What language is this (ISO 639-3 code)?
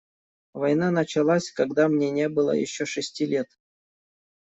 rus